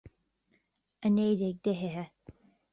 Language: Irish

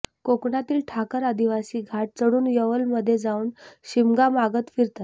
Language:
Marathi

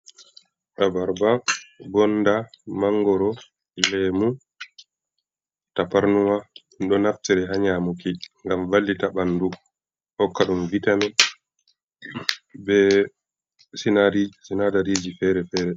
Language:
Fula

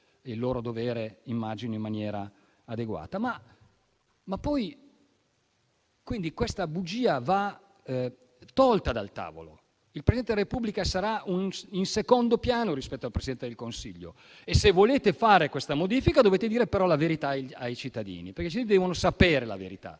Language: Italian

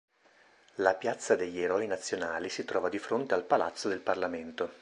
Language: Italian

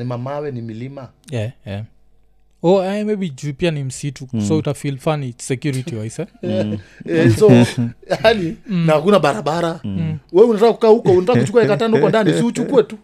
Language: Swahili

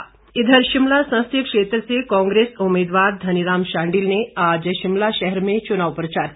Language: Hindi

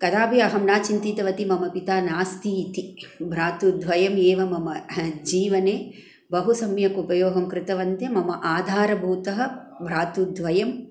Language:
Sanskrit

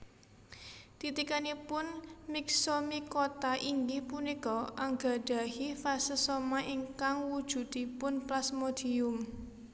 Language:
Javanese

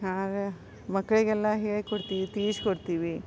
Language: Kannada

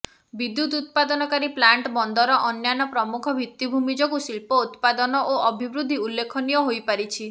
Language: Odia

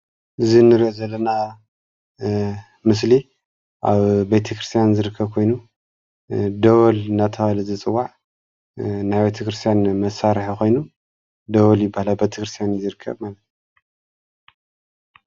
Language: Tigrinya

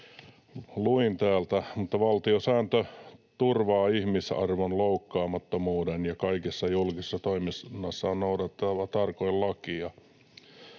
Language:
Finnish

